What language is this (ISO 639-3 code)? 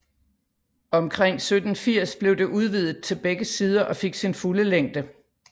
dan